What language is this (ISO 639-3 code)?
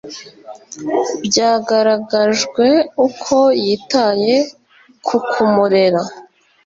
kin